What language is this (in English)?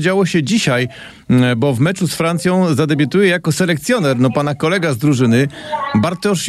Polish